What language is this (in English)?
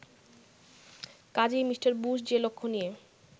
Bangla